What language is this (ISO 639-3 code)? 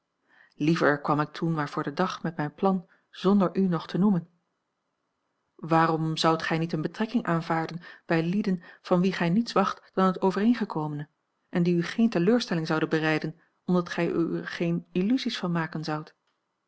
nld